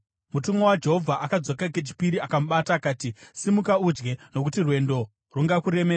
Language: Shona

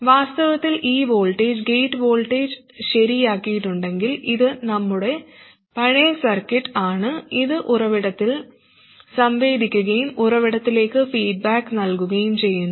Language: Malayalam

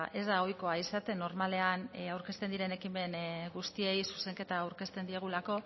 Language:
Basque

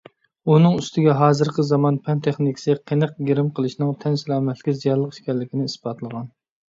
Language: Uyghur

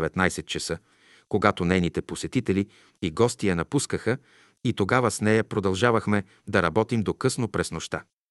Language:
Bulgarian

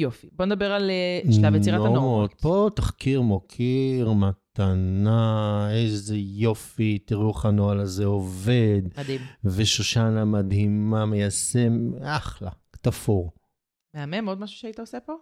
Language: Hebrew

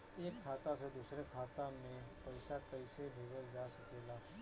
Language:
Bhojpuri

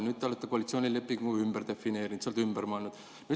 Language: Estonian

